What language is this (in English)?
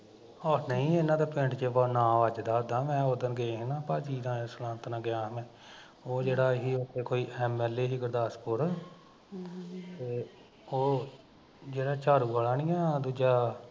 Punjabi